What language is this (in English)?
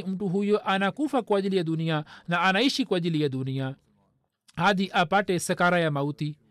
Swahili